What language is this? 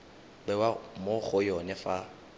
Tswana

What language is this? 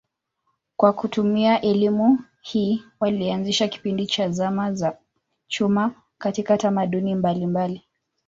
Swahili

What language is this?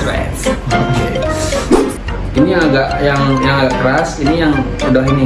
Indonesian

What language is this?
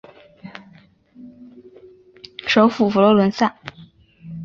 Chinese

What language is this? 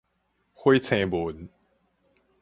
Min Nan Chinese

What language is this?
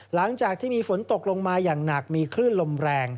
Thai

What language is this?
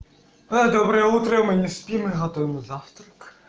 Russian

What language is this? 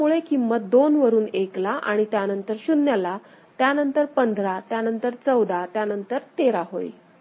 Marathi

